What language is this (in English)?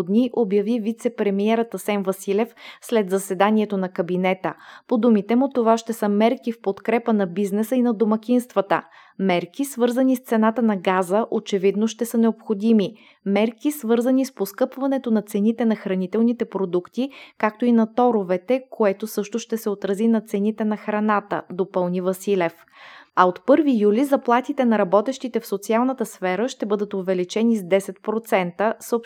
Bulgarian